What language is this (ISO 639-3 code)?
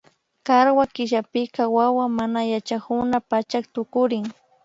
qvi